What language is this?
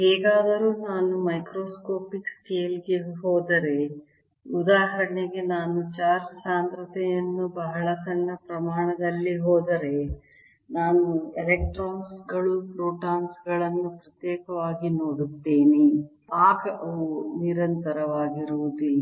Kannada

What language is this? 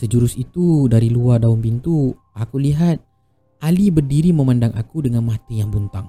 Malay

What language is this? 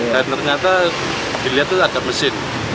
Indonesian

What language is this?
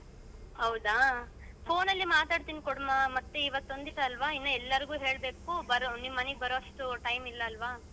Kannada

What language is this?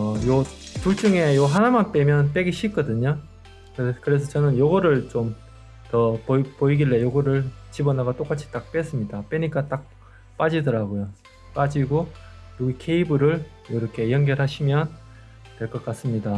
Korean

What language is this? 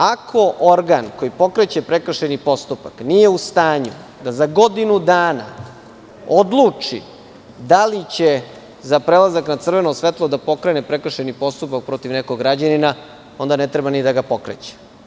Serbian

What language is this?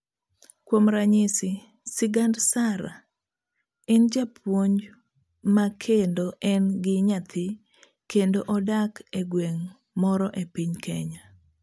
Luo (Kenya and Tanzania)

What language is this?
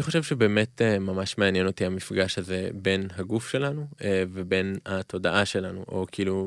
Hebrew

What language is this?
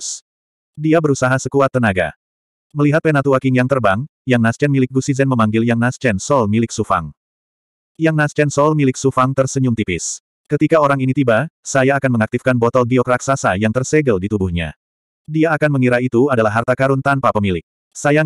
Indonesian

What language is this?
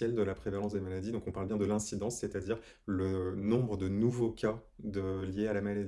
French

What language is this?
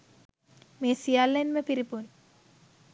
Sinhala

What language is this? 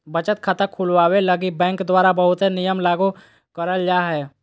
Magahi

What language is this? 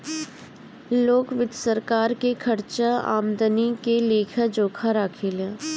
Bhojpuri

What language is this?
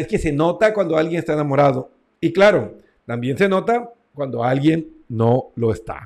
Spanish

